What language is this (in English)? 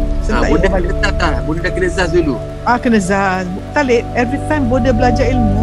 Malay